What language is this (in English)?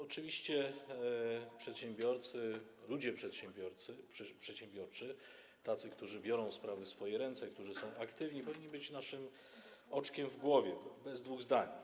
Polish